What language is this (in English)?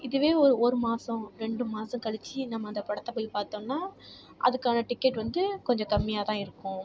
Tamil